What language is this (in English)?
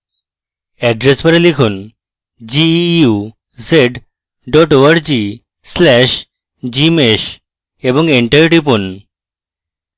Bangla